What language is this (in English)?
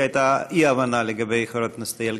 Hebrew